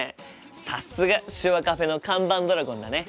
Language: Japanese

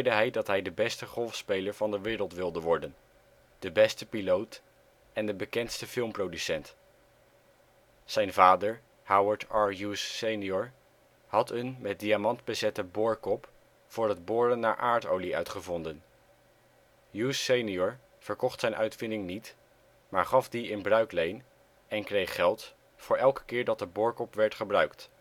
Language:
Dutch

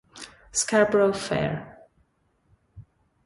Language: Italian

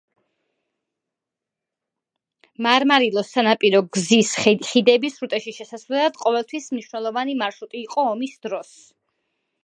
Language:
Georgian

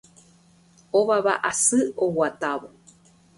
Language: Guarani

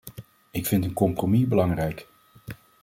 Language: Dutch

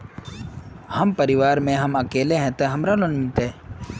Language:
Magahi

